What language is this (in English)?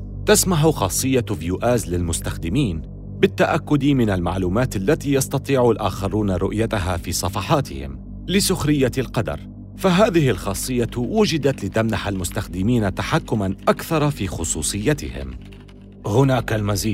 Arabic